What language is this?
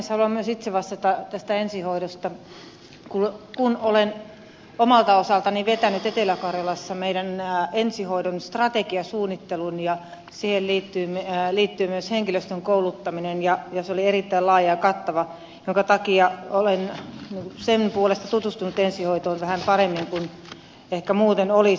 Finnish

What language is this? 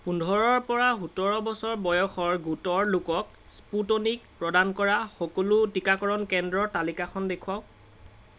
Assamese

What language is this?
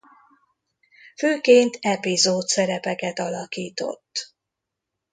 Hungarian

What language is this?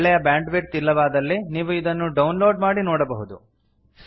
Kannada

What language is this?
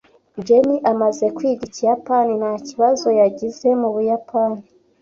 Kinyarwanda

